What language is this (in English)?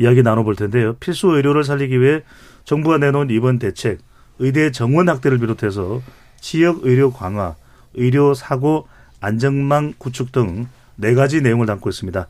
Korean